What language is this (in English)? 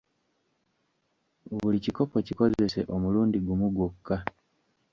Ganda